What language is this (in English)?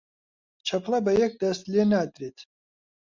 Central Kurdish